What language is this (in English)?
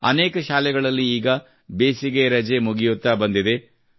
Kannada